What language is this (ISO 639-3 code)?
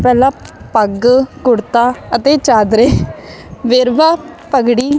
pan